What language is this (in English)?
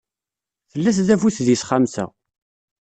Kabyle